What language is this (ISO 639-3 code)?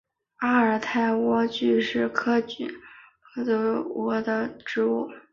zho